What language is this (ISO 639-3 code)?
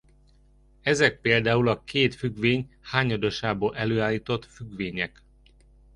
hun